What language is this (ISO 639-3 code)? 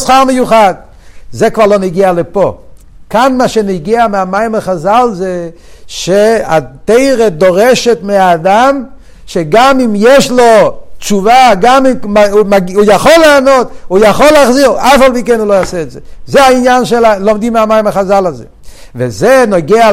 heb